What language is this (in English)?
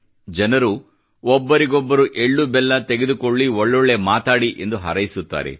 Kannada